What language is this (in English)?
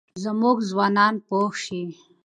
Pashto